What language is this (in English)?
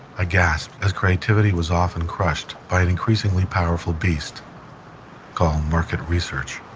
English